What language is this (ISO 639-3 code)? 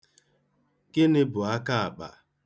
ibo